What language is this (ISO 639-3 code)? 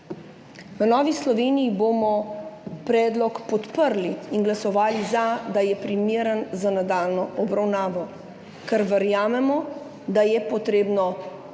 slv